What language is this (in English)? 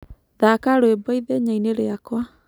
Kikuyu